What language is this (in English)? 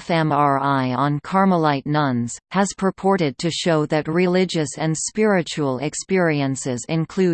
English